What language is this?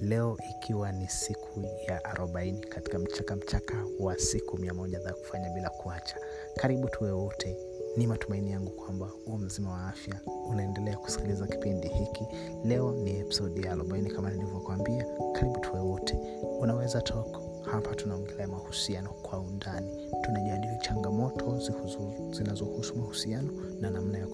Swahili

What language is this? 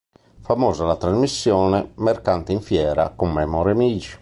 Italian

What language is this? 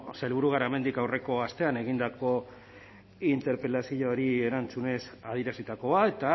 Basque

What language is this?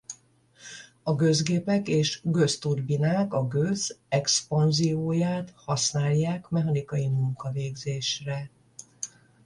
Hungarian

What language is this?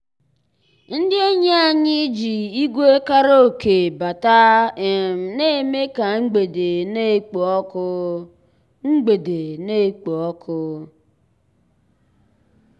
Igbo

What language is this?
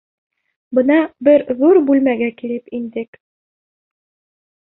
Bashkir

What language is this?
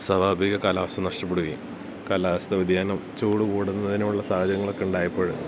Malayalam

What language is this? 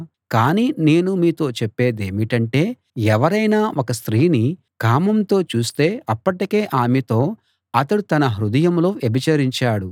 Telugu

